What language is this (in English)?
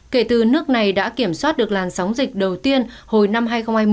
Vietnamese